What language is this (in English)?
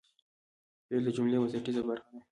Pashto